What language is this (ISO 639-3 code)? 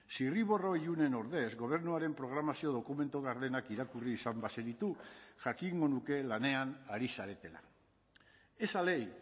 eus